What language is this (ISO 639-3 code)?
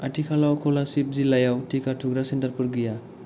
brx